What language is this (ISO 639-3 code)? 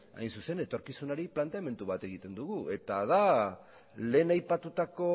eus